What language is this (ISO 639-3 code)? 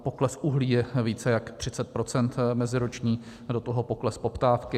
ces